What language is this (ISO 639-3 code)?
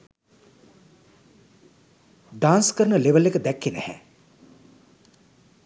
sin